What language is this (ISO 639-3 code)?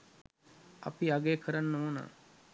sin